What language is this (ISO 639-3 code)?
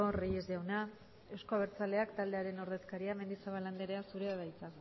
eus